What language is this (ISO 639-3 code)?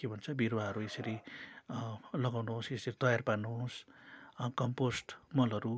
nep